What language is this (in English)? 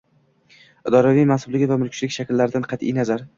Uzbek